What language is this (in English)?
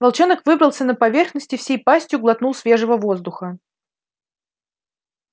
Russian